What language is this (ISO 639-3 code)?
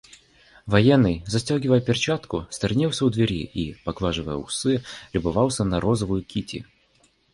rus